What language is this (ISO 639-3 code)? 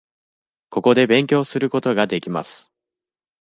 jpn